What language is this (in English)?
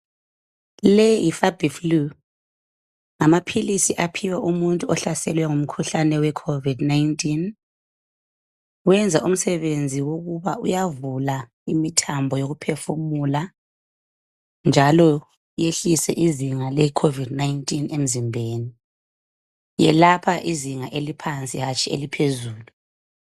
North Ndebele